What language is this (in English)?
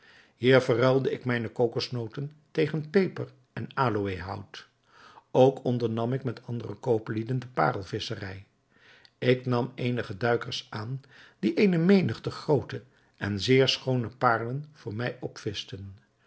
Dutch